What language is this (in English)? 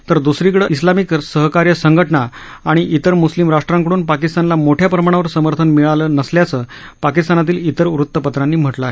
Marathi